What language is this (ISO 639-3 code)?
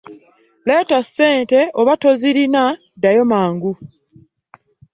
lug